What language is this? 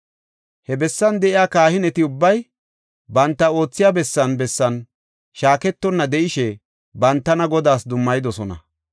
Gofa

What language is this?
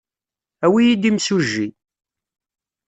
Kabyle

